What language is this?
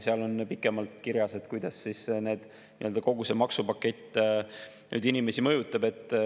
Estonian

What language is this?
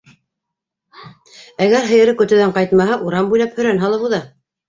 Bashkir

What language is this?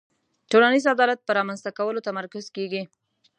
Pashto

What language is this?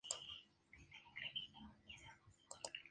Spanish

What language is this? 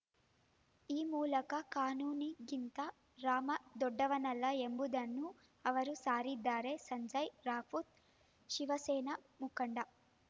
Kannada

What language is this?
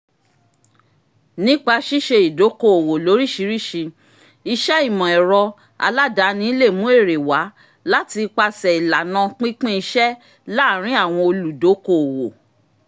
Yoruba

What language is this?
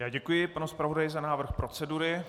Czech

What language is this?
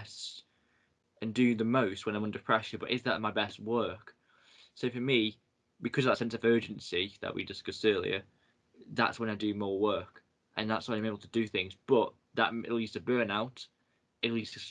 English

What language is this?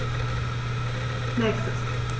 German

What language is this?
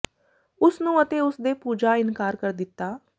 Punjabi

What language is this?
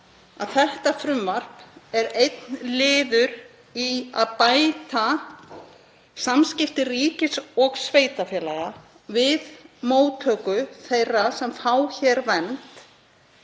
Icelandic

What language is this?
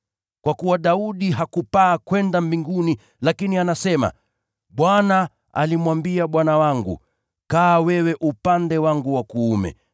Swahili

